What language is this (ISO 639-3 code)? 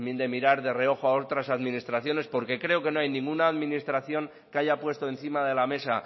spa